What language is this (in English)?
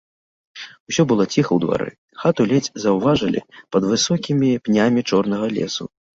Belarusian